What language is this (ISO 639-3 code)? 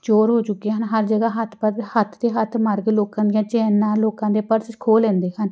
pan